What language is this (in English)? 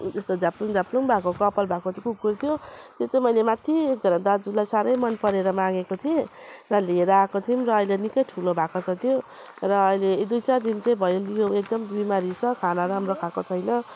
Nepali